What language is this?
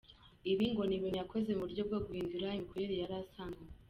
Kinyarwanda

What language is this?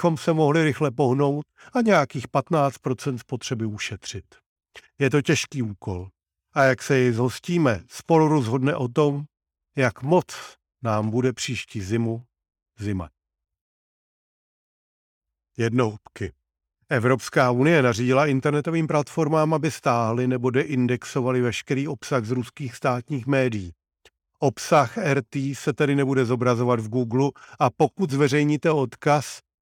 Czech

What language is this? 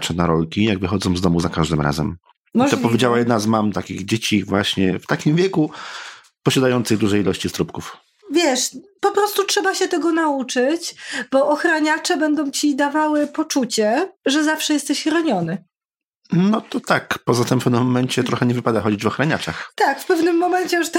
Polish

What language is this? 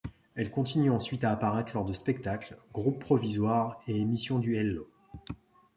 French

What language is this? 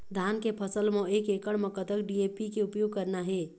Chhattisgarhi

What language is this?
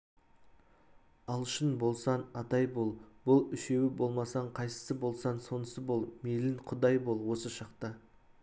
Kazakh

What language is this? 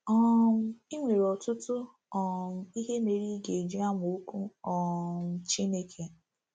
Igbo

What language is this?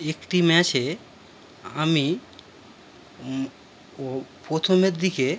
Bangla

